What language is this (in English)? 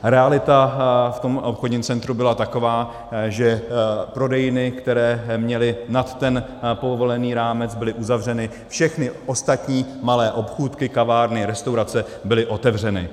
Czech